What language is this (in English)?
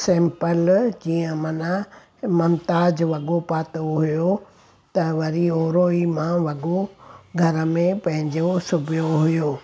Sindhi